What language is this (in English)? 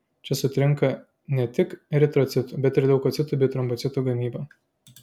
Lithuanian